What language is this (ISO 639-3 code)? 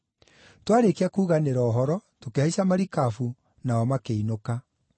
kik